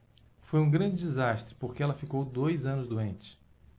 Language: Portuguese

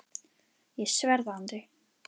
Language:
Icelandic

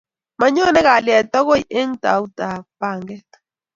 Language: Kalenjin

